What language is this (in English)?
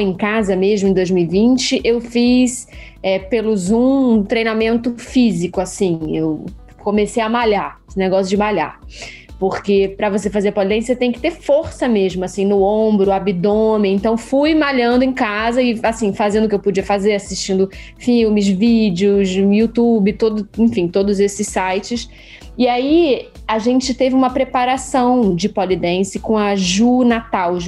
Portuguese